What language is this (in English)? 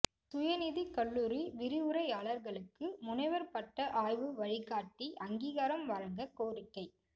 Tamil